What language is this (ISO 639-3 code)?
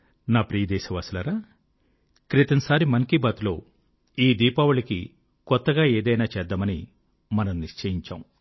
tel